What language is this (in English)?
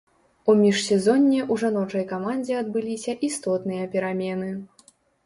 Belarusian